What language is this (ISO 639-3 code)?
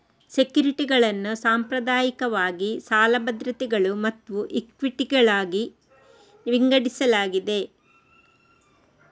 kan